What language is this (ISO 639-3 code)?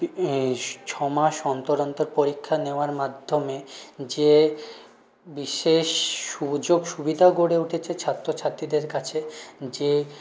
ben